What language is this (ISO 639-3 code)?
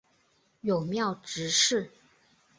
zho